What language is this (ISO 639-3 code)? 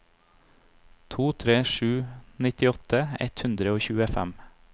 nor